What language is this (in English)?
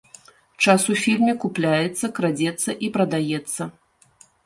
Belarusian